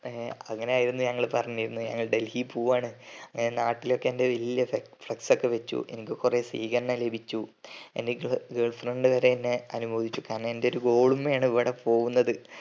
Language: Malayalam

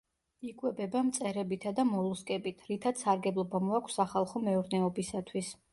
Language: Georgian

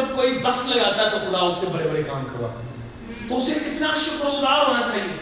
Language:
Urdu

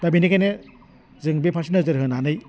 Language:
Bodo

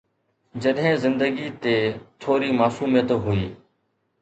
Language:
Sindhi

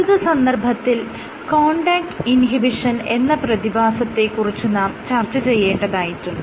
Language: Malayalam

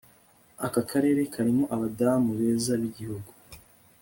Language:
Kinyarwanda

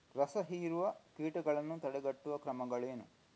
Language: Kannada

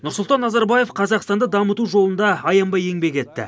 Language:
Kazakh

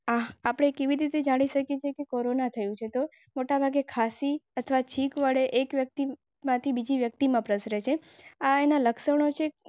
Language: Gujarati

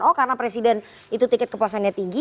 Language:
Indonesian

